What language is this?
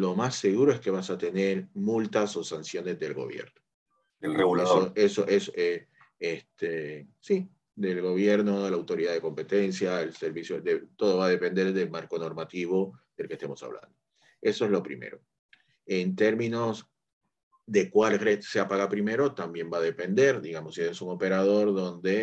Spanish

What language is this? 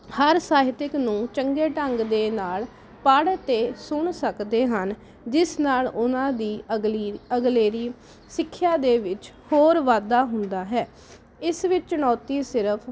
Punjabi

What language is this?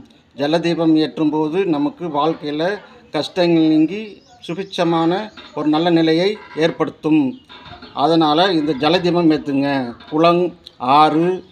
Tamil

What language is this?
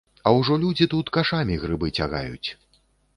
Belarusian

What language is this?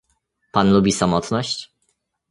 Polish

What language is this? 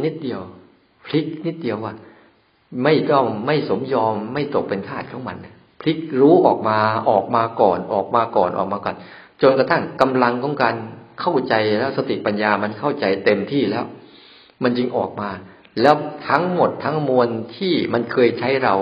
Thai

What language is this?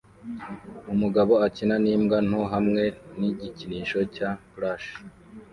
Kinyarwanda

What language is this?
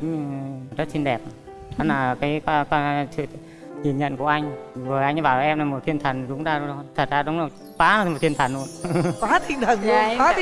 Vietnamese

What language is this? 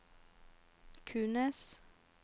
Norwegian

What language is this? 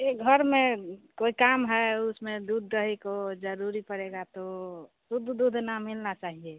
Hindi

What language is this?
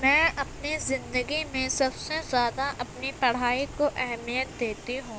Urdu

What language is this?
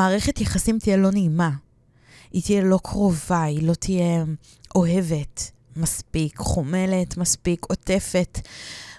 Hebrew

